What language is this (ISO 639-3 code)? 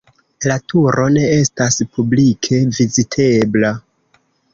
epo